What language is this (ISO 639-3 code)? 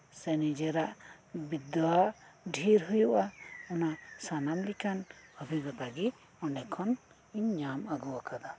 sat